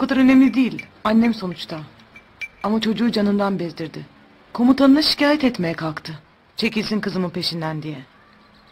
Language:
Turkish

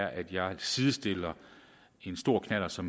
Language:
Danish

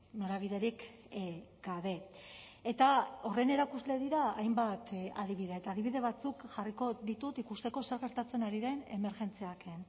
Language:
Basque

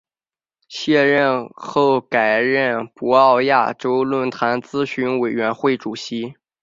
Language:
Chinese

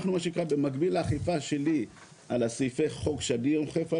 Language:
Hebrew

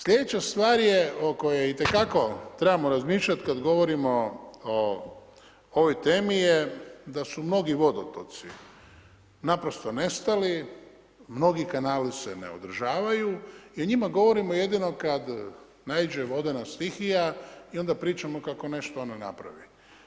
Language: Croatian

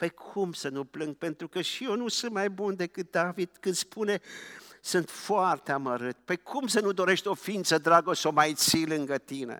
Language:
Romanian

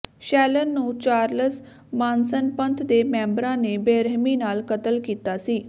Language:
Punjabi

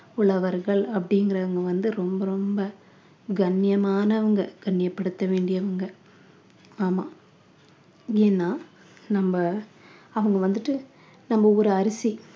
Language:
Tamil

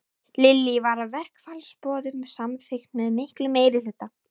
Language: Icelandic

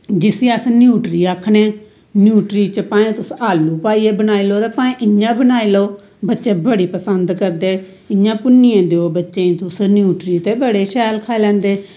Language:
Dogri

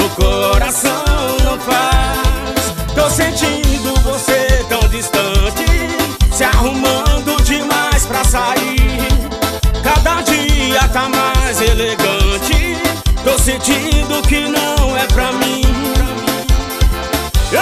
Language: Portuguese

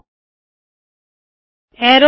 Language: Punjabi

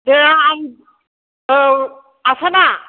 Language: Bodo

